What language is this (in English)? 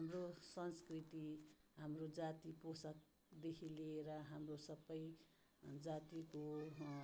Nepali